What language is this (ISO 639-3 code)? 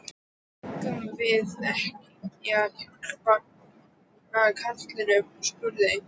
isl